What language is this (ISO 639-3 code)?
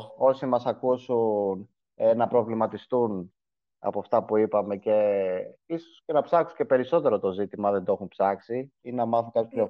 ell